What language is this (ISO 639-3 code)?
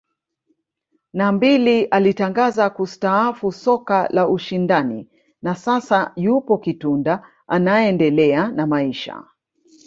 swa